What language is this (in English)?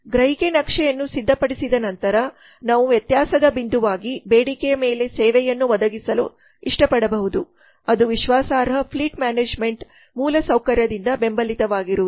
Kannada